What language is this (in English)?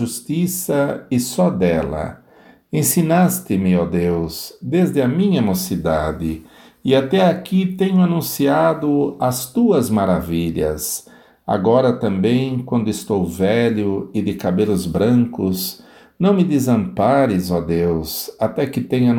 Portuguese